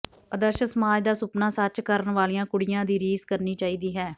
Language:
Punjabi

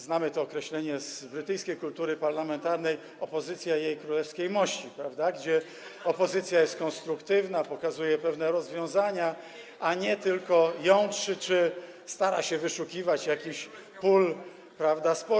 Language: Polish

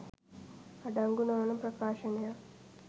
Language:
Sinhala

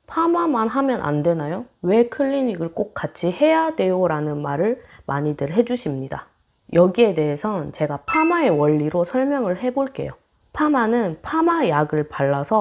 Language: Korean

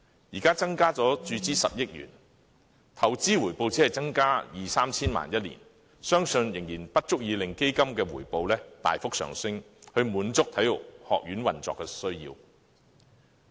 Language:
Cantonese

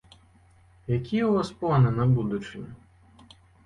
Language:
Belarusian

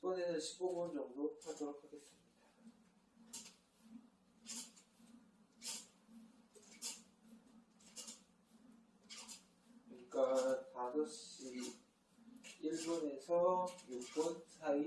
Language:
Korean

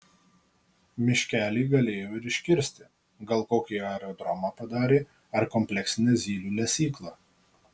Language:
Lithuanian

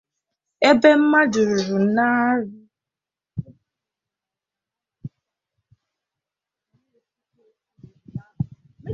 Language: Igbo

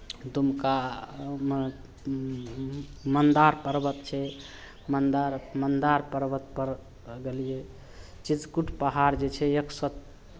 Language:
Maithili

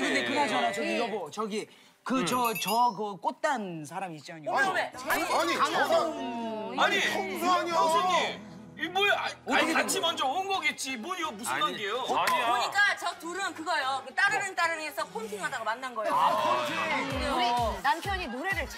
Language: Korean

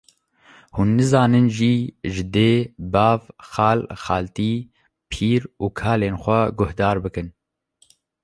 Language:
Kurdish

